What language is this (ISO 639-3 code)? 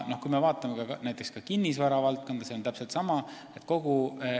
est